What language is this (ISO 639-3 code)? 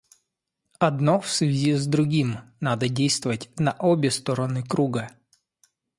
rus